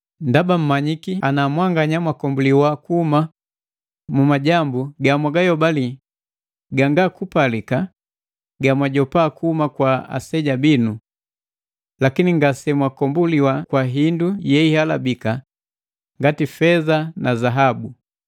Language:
Matengo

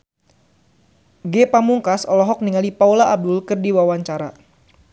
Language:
Sundanese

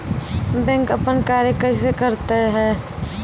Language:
Maithili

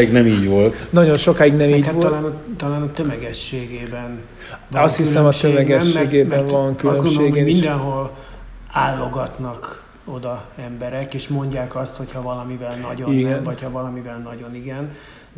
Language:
Hungarian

